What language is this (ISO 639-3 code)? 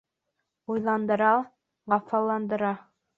bak